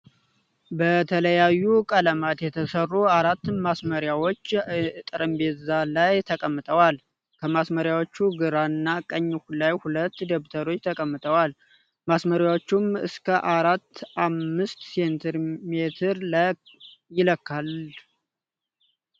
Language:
Amharic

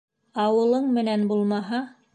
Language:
Bashkir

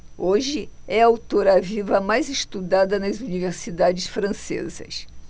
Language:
Portuguese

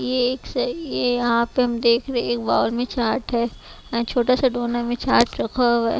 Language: Hindi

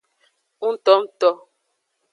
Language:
Aja (Benin)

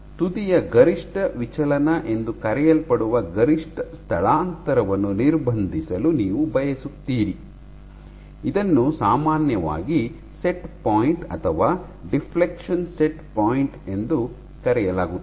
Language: Kannada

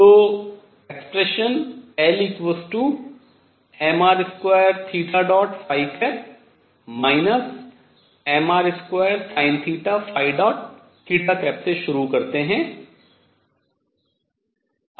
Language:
Hindi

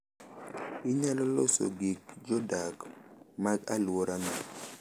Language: Luo (Kenya and Tanzania)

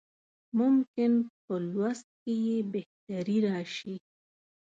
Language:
Pashto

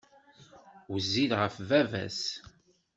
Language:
Kabyle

